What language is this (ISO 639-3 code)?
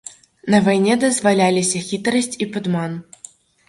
bel